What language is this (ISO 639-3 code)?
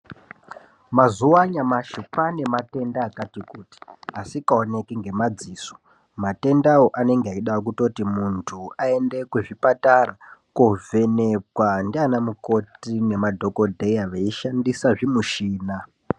ndc